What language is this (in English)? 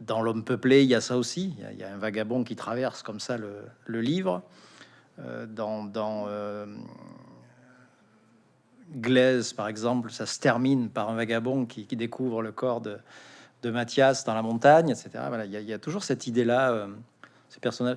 French